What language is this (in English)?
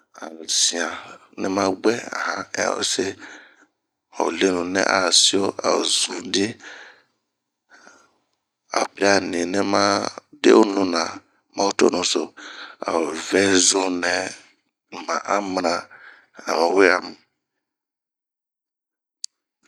Bomu